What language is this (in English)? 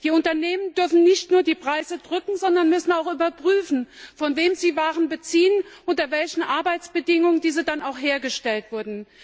German